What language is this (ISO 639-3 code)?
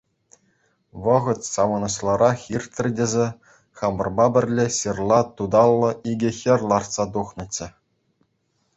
chv